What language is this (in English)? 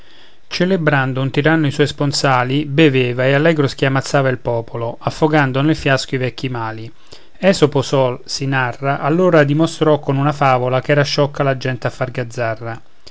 Italian